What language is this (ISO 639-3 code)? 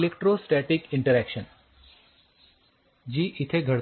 mar